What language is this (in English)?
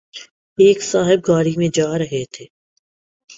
Urdu